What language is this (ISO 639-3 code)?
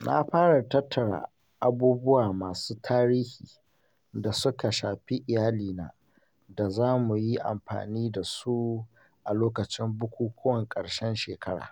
hau